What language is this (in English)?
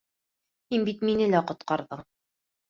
Bashkir